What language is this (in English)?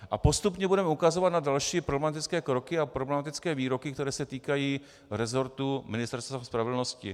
Czech